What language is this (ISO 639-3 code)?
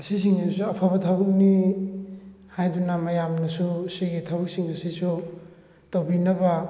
mni